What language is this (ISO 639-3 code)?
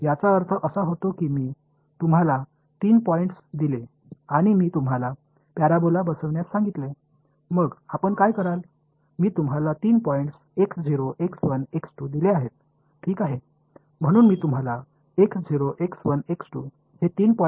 tam